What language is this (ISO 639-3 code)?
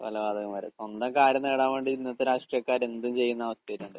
mal